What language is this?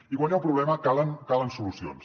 Catalan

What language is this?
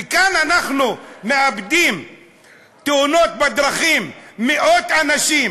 Hebrew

